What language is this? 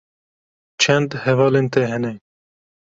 Kurdish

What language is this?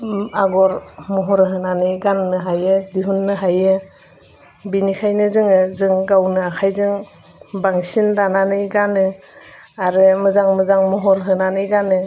Bodo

